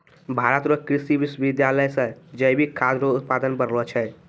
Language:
Maithili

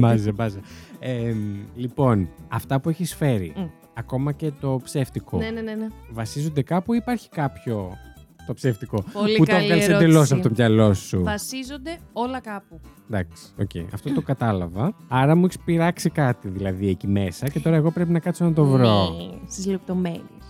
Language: Greek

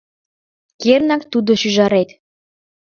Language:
Mari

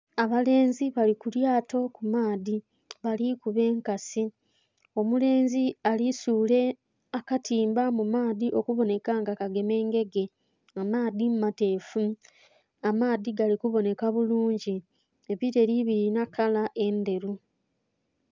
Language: Soga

